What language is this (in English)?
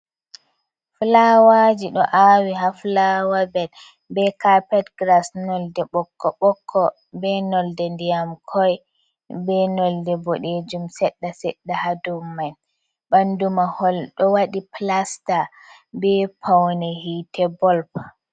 Fula